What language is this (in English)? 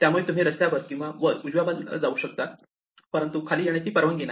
Marathi